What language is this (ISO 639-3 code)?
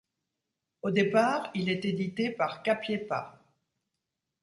fra